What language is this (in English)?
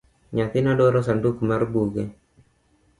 Luo (Kenya and Tanzania)